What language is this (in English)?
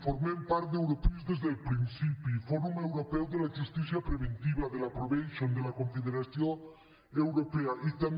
Catalan